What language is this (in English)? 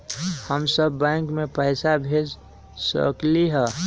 Magahi